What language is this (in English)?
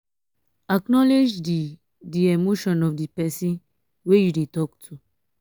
Nigerian Pidgin